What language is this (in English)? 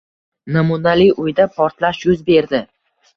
Uzbek